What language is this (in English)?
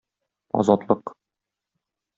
Tatar